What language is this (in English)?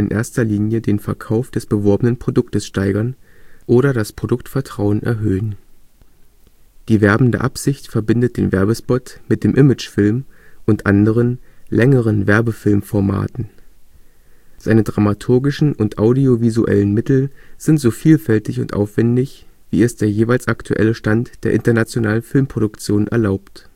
German